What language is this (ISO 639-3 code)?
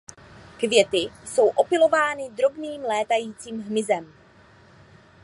ces